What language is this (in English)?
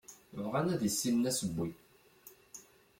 Kabyle